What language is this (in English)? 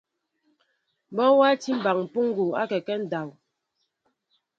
Mbo (Cameroon)